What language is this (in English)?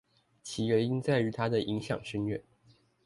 Chinese